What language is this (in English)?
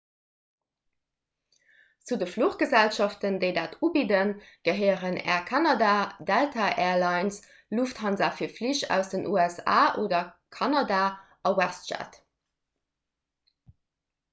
Luxembourgish